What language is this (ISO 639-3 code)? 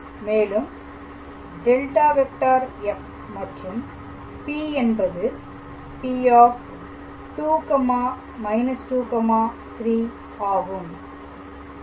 tam